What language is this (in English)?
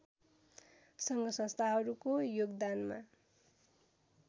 Nepali